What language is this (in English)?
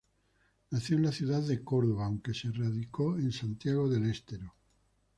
Spanish